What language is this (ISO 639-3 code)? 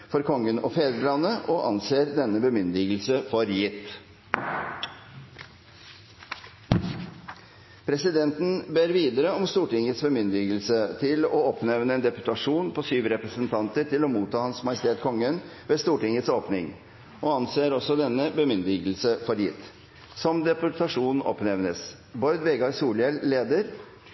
nob